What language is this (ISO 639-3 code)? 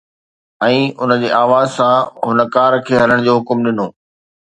snd